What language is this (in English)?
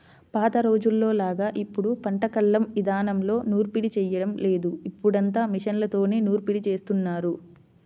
Telugu